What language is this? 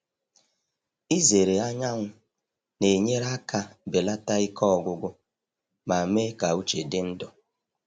Igbo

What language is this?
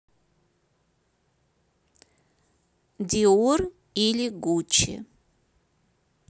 Russian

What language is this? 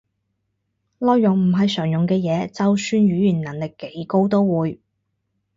Cantonese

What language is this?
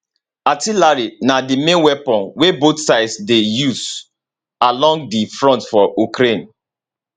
Nigerian Pidgin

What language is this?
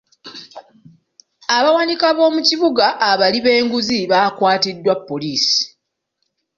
Ganda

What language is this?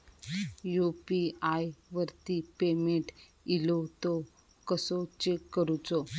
Marathi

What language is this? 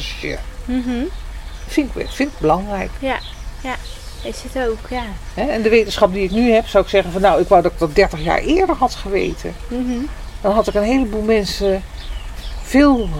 Dutch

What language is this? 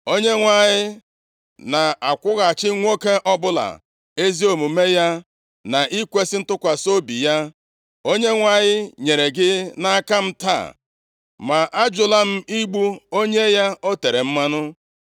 Igbo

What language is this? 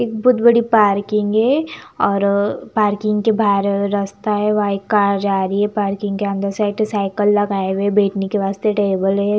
Hindi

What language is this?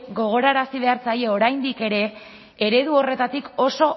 Basque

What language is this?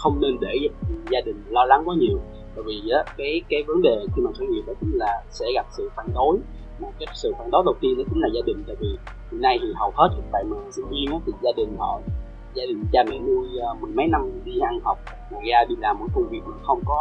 Vietnamese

